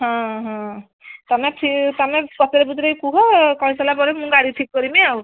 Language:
Odia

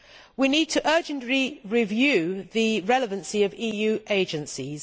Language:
English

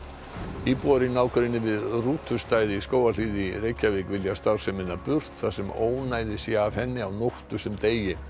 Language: Icelandic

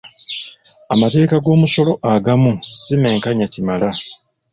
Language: Ganda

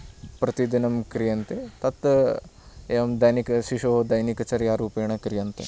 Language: Sanskrit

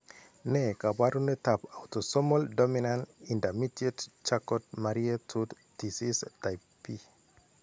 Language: Kalenjin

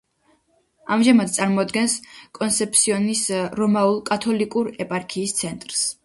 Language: Georgian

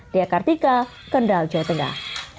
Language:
Indonesian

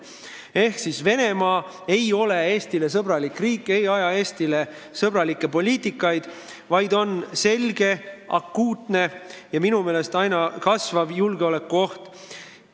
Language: Estonian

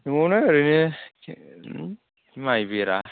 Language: Bodo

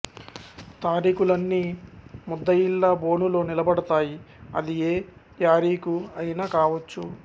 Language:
Telugu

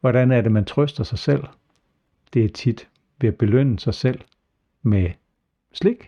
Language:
Danish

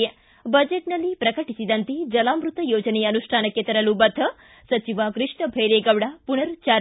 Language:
Kannada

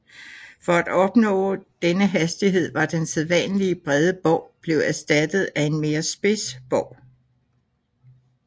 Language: Danish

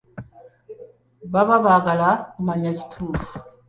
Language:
Ganda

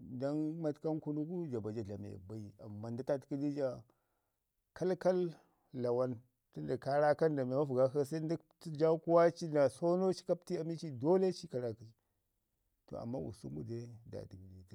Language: Ngizim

